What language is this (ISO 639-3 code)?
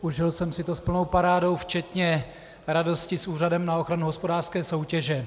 ces